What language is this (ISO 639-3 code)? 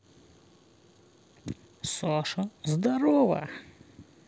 rus